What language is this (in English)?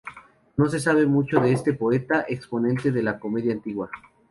Spanish